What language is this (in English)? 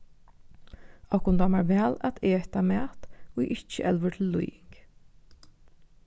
Faroese